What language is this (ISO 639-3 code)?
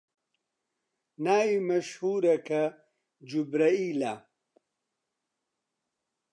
ckb